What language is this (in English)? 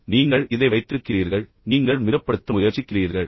Tamil